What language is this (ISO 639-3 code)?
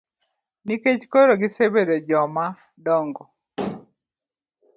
luo